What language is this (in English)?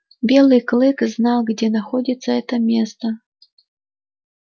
Russian